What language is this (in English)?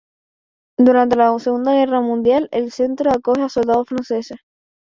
Spanish